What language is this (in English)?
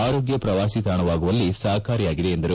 Kannada